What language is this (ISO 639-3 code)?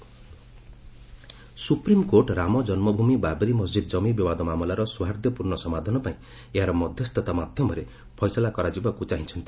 ori